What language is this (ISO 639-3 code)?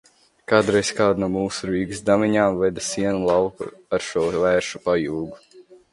lav